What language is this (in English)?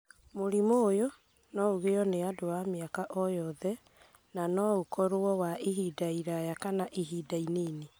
Kikuyu